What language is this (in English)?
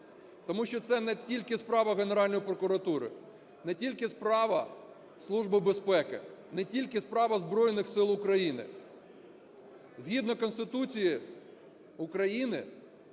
Ukrainian